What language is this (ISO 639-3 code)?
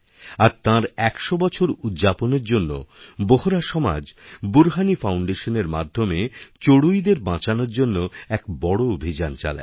ben